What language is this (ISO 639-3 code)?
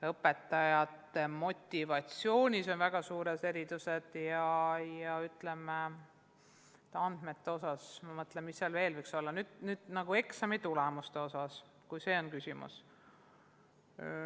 est